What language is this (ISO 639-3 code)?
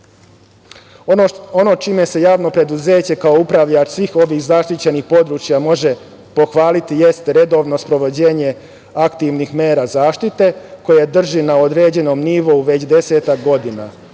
srp